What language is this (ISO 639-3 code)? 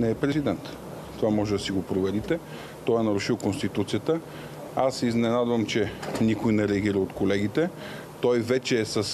bul